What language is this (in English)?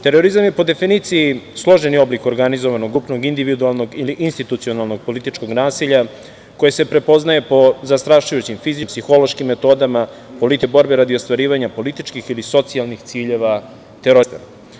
Serbian